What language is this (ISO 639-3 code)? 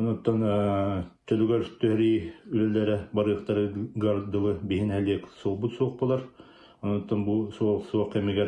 tur